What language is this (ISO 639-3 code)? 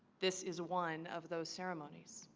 eng